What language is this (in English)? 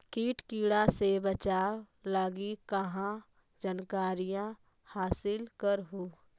Magahi